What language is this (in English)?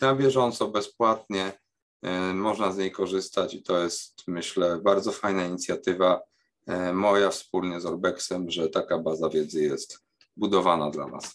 Polish